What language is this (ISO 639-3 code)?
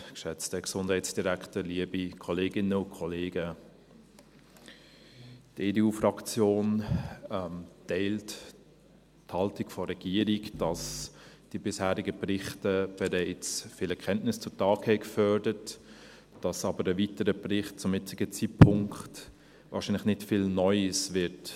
gsw